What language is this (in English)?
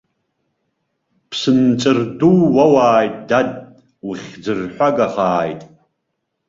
Abkhazian